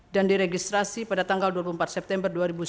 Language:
Indonesian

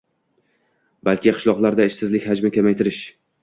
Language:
Uzbek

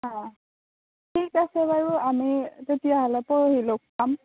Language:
Assamese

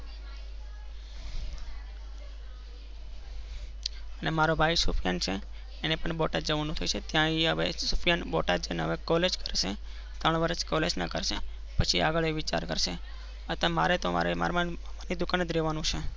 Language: Gujarati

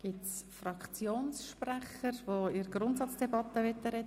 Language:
Swiss German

